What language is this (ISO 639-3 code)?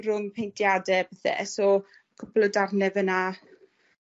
cym